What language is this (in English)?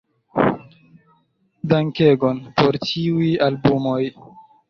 Esperanto